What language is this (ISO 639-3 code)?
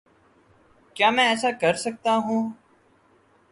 urd